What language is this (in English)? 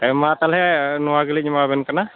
Santali